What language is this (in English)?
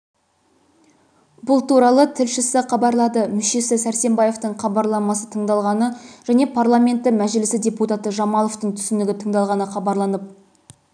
Kazakh